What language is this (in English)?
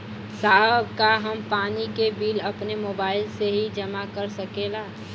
Bhojpuri